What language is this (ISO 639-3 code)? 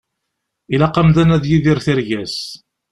kab